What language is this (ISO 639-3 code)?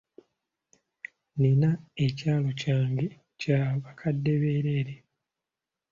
lug